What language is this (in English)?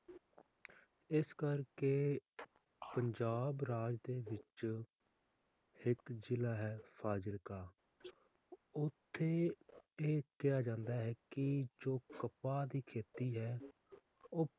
Punjabi